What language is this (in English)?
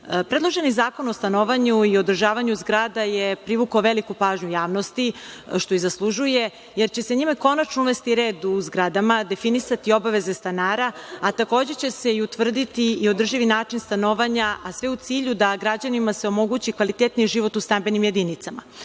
Serbian